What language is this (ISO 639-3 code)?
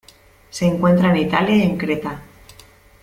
spa